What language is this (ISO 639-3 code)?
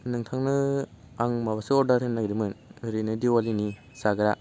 brx